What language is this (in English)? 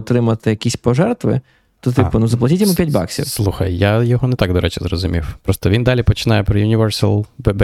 Ukrainian